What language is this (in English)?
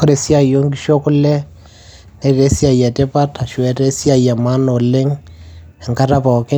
Masai